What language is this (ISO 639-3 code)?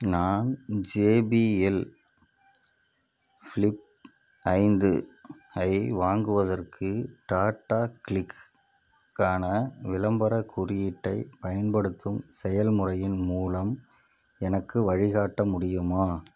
tam